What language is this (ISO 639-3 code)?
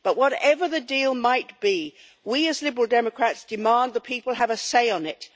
eng